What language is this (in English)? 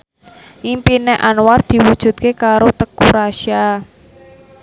Javanese